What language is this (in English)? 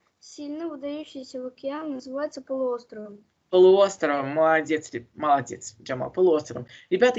Russian